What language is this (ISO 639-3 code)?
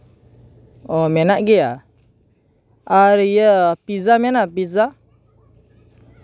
sat